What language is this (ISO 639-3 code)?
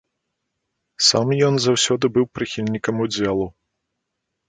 bel